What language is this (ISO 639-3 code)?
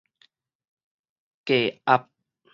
nan